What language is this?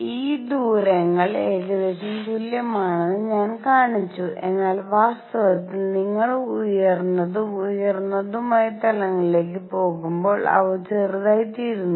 Malayalam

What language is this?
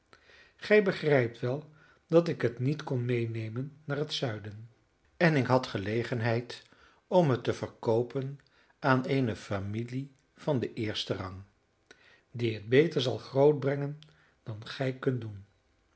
Dutch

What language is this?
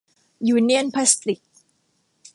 Thai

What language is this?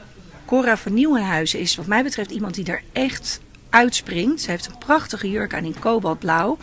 Dutch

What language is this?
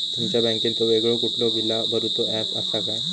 Marathi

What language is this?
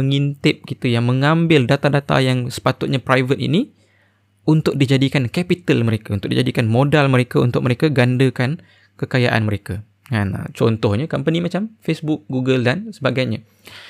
Malay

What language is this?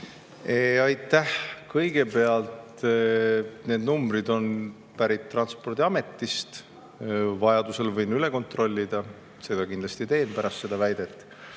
Estonian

